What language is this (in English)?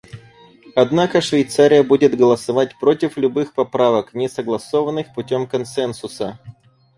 Russian